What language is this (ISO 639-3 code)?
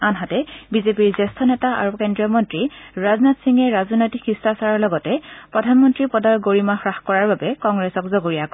asm